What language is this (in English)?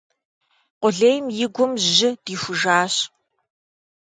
Kabardian